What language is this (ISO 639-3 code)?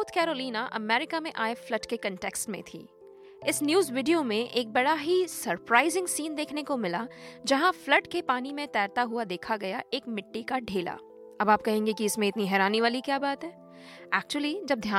hin